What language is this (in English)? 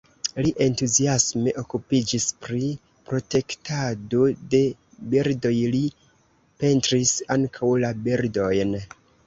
Esperanto